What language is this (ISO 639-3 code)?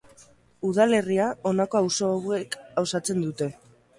eus